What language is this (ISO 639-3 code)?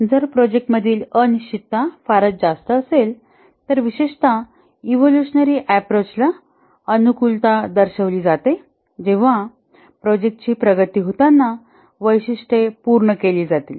mar